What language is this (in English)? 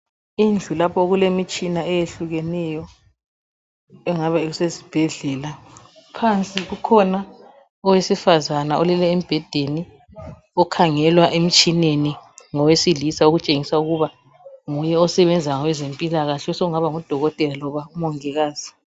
North Ndebele